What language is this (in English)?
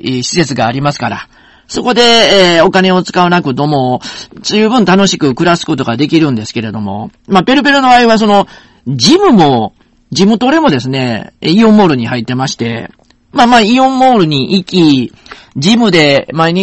Japanese